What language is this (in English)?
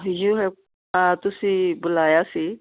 Punjabi